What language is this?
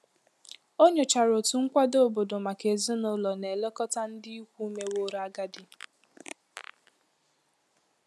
Igbo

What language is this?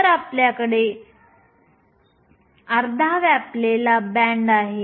Marathi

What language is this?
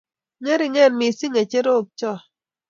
Kalenjin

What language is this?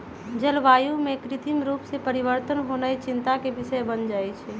Magahi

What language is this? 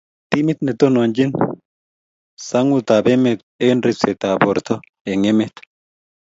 Kalenjin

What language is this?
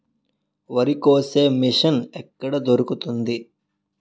Telugu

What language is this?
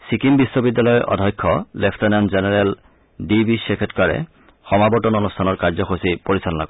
Assamese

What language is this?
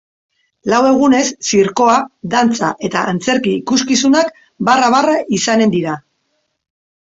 Basque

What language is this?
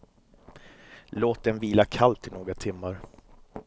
Swedish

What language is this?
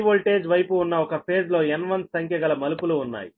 Telugu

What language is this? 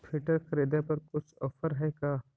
Magahi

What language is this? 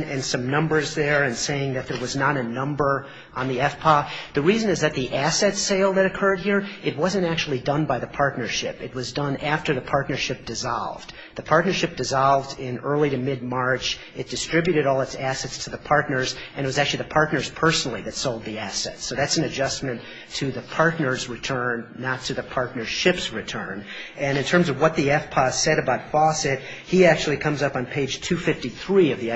English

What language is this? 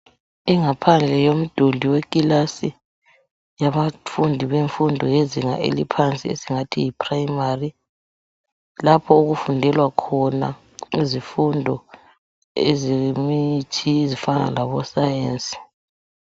North Ndebele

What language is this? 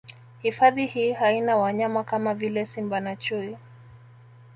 Swahili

